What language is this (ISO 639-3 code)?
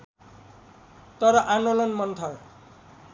nep